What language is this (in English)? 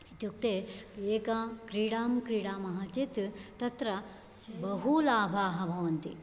Sanskrit